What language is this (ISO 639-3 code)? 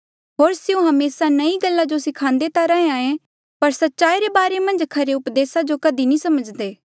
mjl